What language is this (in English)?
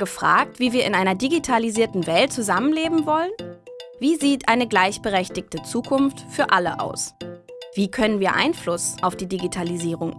German